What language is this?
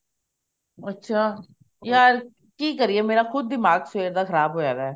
Punjabi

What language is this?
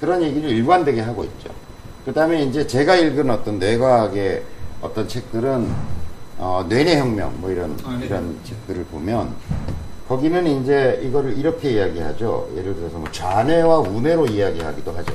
Korean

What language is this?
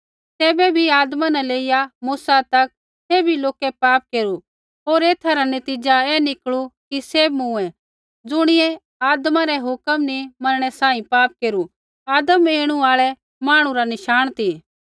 Kullu Pahari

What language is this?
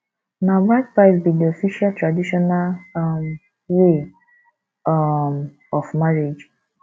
Nigerian Pidgin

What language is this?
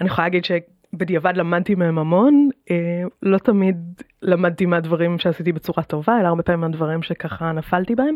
Hebrew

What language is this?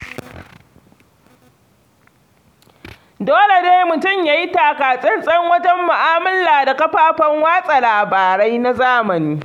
Hausa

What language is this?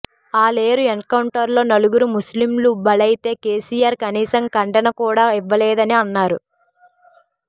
Telugu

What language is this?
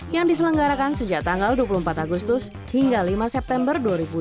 Indonesian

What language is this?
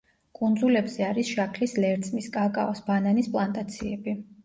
Georgian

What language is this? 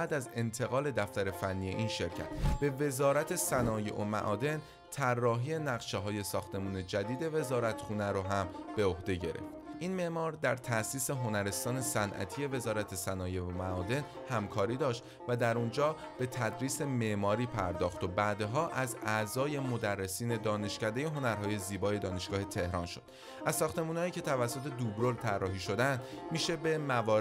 Persian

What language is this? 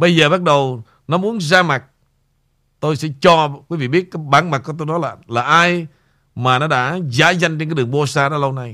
Vietnamese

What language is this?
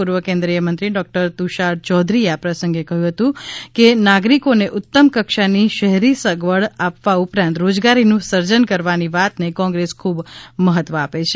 Gujarati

